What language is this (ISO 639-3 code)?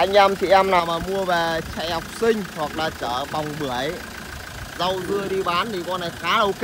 vie